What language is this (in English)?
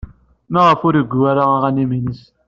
Kabyle